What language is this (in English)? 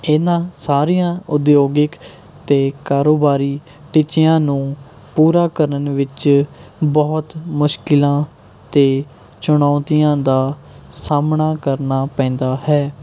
Punjabi